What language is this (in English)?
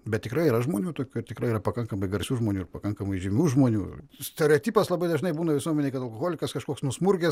Lithuanian